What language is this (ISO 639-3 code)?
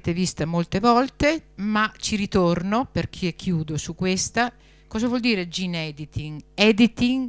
ita